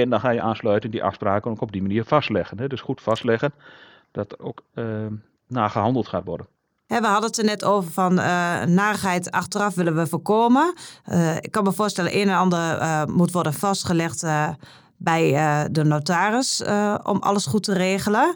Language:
Dutch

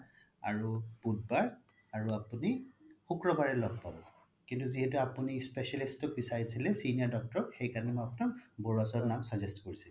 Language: Assamese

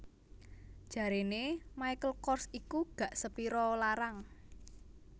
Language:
Javanese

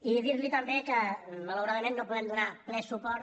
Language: Catalan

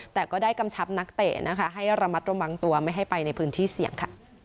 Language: Thai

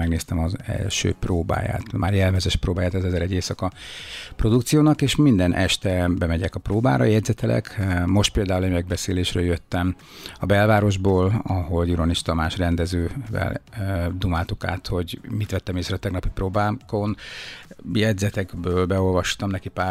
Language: Hungarian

